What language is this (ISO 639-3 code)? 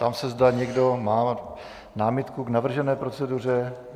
ces